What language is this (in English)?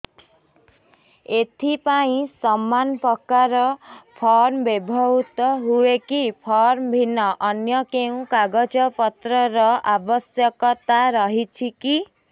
Odia